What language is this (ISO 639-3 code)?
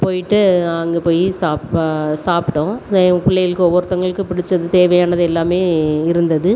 tam